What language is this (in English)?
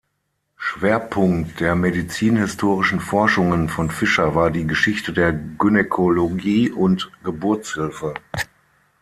German